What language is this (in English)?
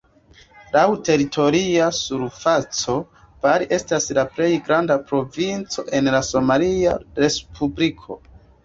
Esperanto